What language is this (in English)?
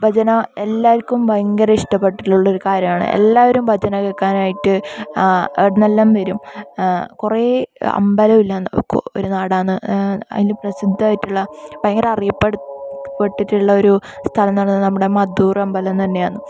Malayalam